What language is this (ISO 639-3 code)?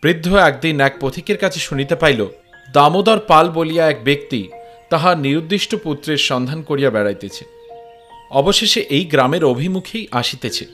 ben